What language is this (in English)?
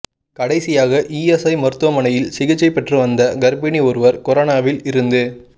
Tamil